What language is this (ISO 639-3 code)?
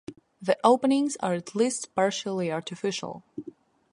eng